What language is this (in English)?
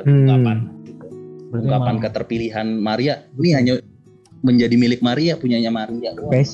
Indonesian